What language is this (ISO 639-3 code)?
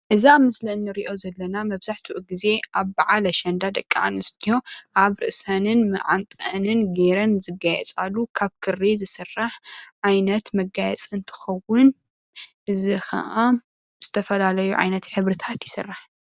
tir